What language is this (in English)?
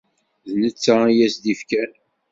Kabyle